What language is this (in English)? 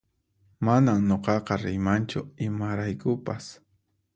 Puno Quechua